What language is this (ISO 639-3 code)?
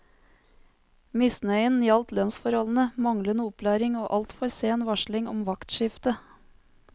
nor